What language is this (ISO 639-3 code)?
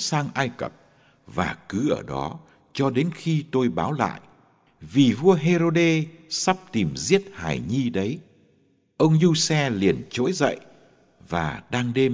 vie